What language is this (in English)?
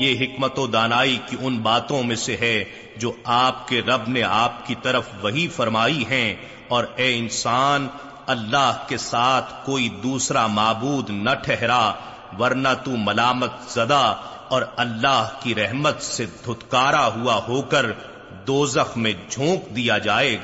Urdu